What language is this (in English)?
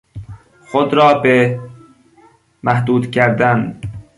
Persian